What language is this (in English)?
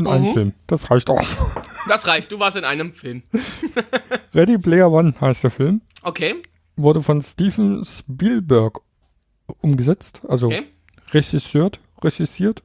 German